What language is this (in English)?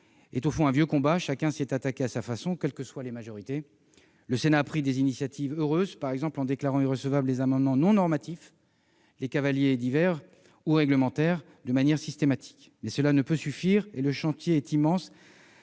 French